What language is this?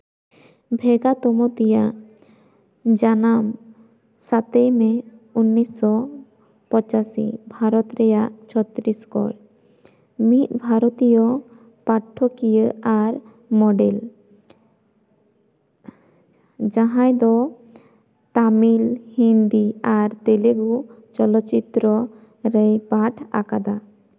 Santali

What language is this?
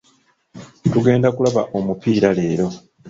Ganda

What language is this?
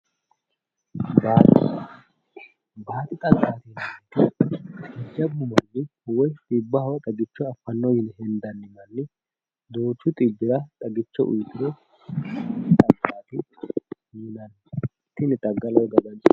Sidamo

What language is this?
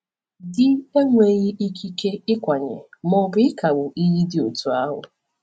Igbo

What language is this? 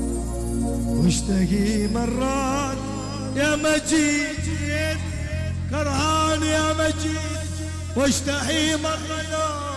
Arabic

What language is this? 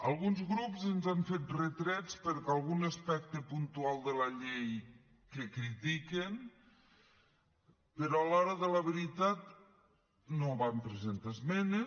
Catalan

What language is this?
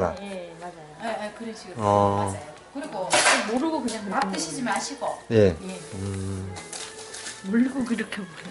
Korean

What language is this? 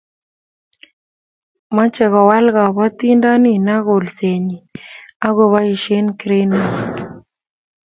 Kalenjin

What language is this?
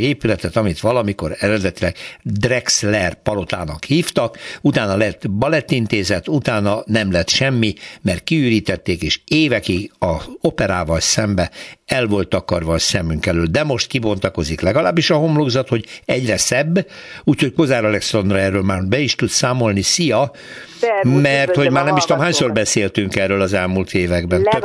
Hungarian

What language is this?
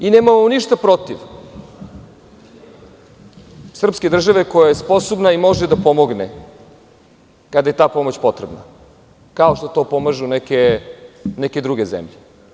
Serbian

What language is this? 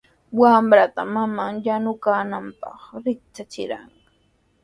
Sihuas Ancash Quechua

